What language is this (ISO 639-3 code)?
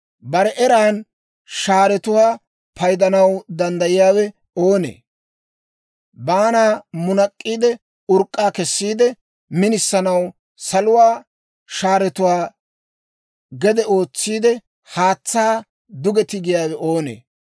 dwr